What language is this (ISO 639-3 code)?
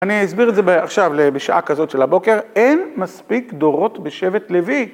heb